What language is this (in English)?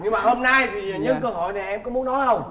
Vietnamese